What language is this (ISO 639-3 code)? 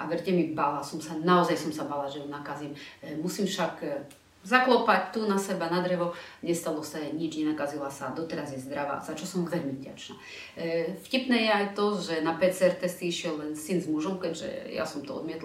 slk